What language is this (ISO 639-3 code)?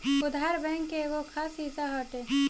bho